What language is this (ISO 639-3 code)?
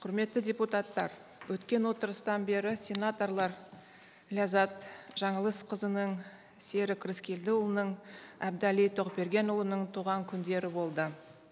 kaz